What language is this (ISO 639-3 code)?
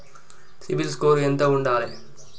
tel